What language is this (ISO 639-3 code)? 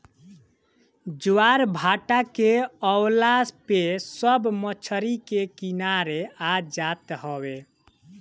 bho